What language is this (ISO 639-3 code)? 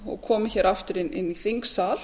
isl